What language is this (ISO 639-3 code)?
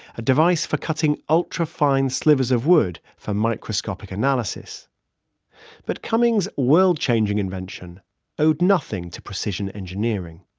eng